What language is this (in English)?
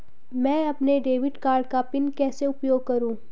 Hindi